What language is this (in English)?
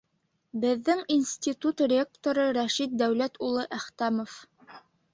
Bashkir